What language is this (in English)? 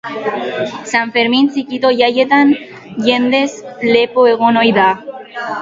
Basque